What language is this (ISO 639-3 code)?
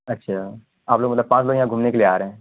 urd